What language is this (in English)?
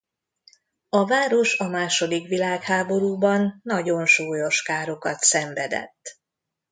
Hungarian